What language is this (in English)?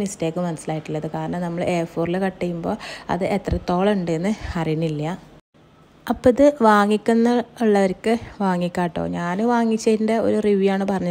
Malayalam